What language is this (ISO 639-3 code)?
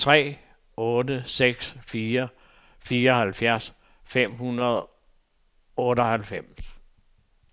dan